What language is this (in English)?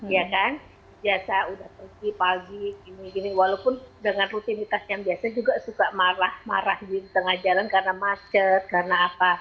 Indonesian